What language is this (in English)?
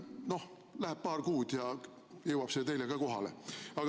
Estonian